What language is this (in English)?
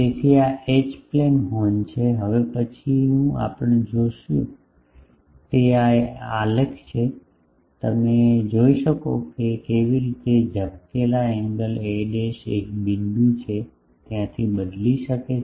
Gujarati